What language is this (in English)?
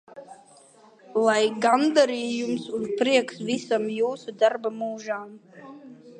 Latvian